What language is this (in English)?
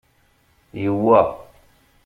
Kabyle